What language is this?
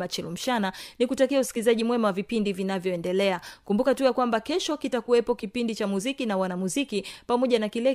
Swahili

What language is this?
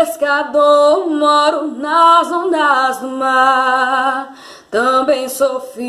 Portuguese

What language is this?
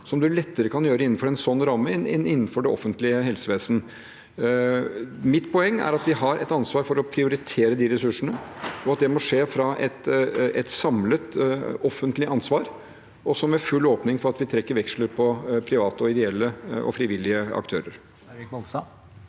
Norwegian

